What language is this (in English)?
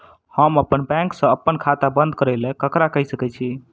Maithili